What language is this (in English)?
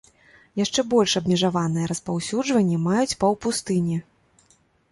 Belarusian